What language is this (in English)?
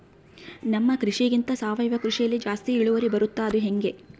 Kannada